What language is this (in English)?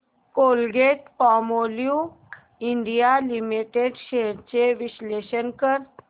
Marathi